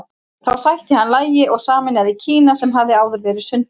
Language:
Icelandic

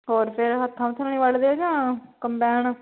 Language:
Punjabi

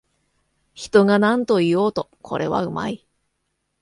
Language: Japanese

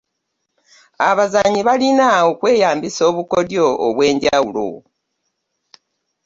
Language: Ganda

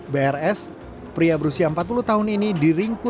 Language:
Indonesian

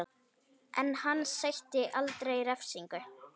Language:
Icelandic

